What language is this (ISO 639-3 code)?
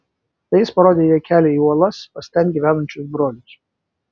lit